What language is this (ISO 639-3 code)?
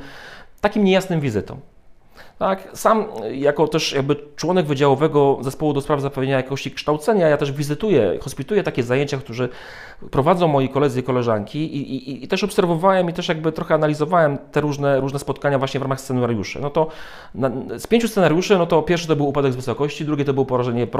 pol